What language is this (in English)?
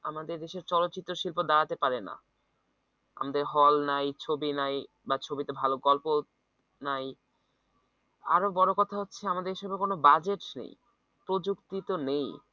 Bangla